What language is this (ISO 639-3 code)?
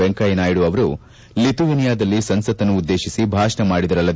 kan